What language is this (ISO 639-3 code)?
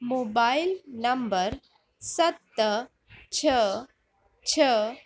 snd